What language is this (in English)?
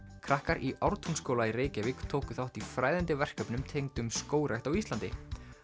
Icelandic